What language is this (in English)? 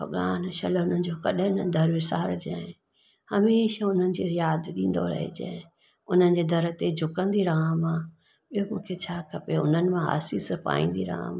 Sindhi